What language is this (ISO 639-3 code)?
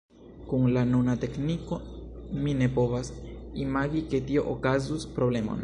epo